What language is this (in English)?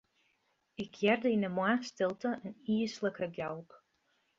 Western Frisian